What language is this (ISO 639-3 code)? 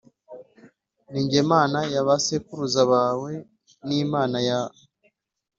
kin